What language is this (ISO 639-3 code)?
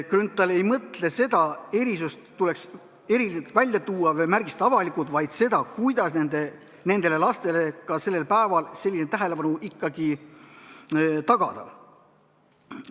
est